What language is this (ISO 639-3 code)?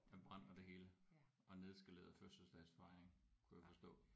dan